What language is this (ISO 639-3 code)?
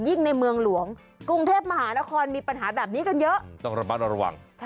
tha